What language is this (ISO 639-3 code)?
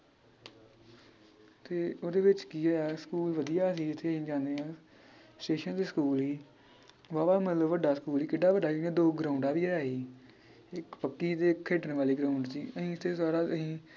pan